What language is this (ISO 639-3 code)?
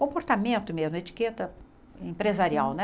por